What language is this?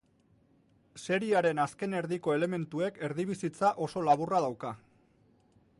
Basque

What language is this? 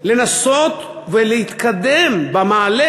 Hebrew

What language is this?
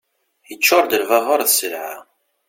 Kabyle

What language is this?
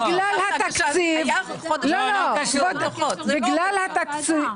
Hebrew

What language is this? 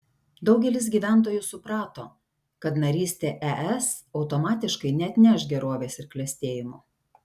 Lithuanian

